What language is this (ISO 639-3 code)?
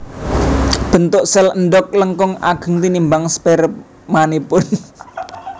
jav